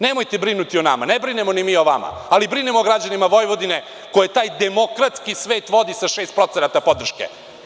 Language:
Serbian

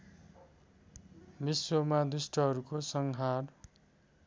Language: Nepali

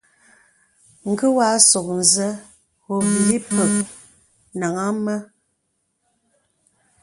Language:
Bebele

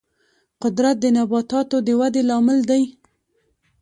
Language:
Pashto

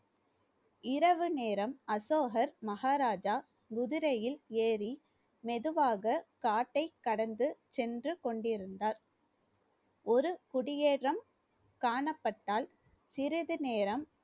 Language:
Tamil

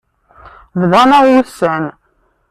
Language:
Kabyle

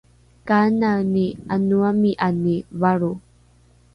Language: Rukai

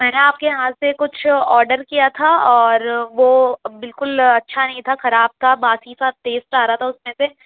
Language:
Urdu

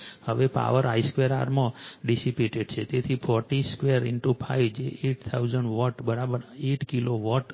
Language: Gujarati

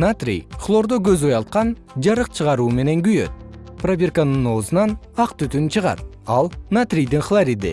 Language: Kyrgyz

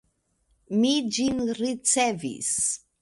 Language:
Esperanto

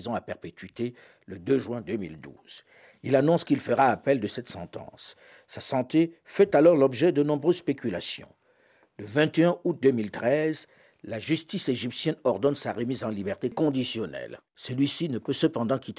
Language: French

